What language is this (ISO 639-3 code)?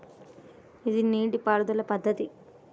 tel